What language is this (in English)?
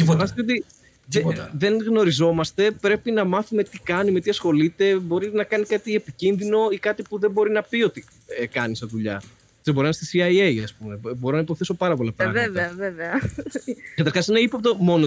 Greek